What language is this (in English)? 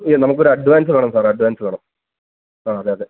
Malayalam